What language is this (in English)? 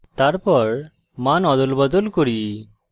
Bangla